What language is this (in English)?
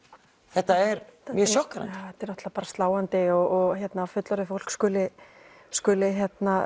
Icelandic